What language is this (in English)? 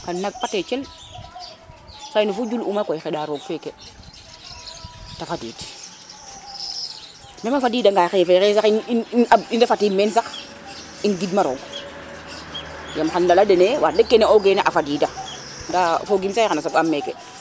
Serer